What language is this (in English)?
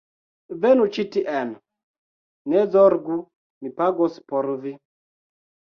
Esperanto